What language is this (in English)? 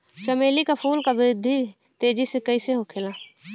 Bhojpuri